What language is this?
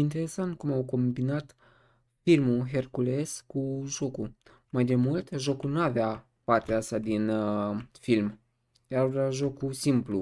Romanian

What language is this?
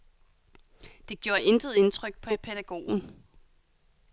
Danish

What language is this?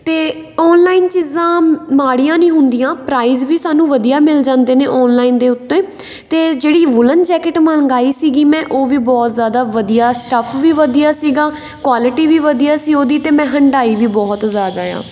Punjabi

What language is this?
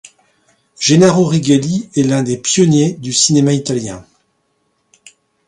French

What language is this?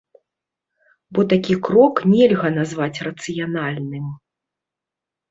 Belarusian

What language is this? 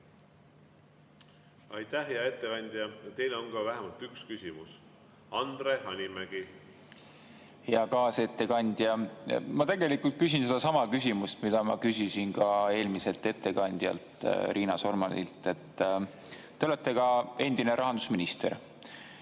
Estonian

